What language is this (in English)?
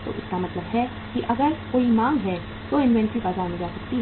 Hindi